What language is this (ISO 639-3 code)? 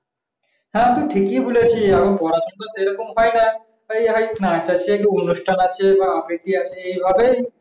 ben